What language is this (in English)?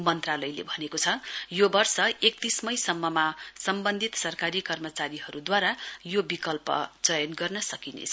Nepali